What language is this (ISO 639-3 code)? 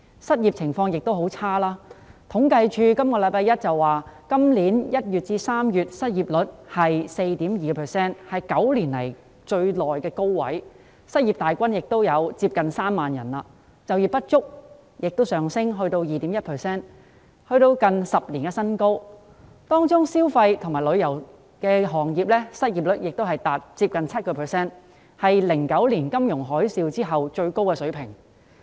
yue